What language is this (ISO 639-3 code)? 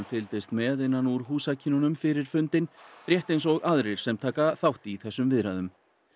isl